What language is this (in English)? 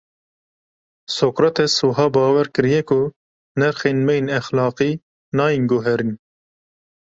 Kurdish